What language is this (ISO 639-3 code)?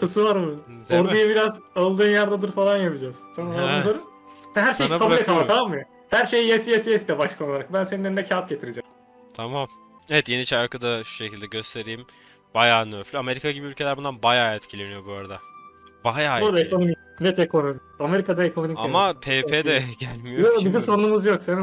tur